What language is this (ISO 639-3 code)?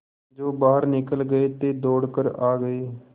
hin